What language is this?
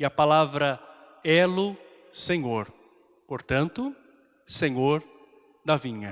Portuguese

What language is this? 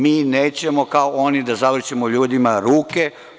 Serbian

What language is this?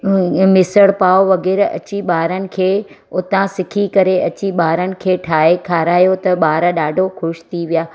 Sindhi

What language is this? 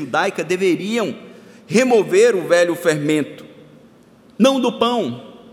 Portuguese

